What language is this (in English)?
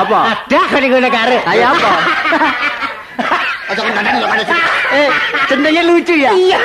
Indonesian